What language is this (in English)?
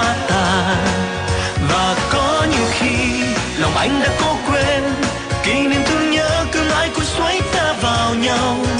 Vietnamese